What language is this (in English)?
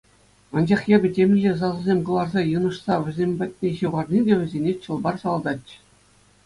Chuvash